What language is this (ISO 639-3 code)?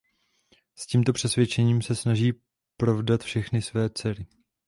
ces